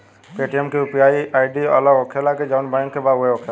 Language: Bhojpuri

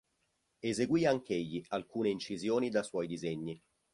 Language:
Italian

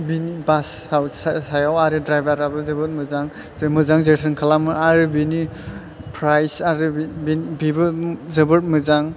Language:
Bodo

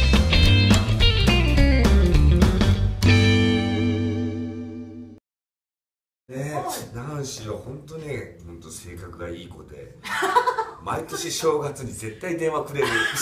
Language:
Japanese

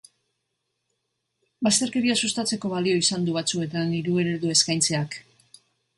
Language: Basque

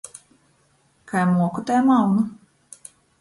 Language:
Latgalian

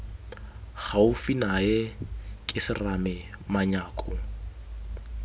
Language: Tswana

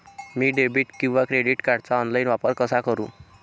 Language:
Marathi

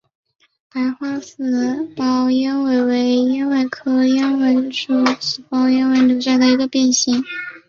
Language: Chinese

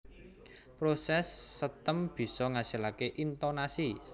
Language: Javanese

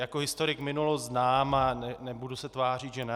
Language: Czech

